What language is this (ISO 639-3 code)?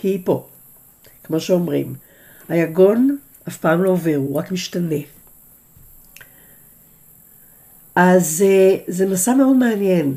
heb